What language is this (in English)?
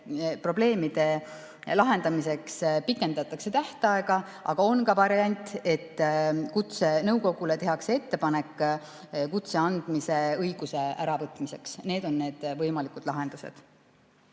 Estonian